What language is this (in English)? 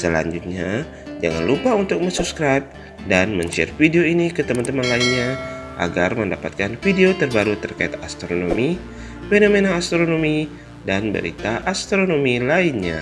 Indonesian